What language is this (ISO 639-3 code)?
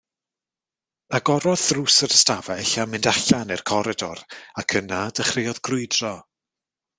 cym